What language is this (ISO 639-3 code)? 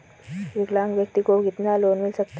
hin